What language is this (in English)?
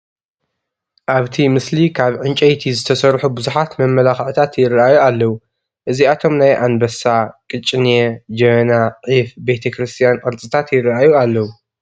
Tigrinya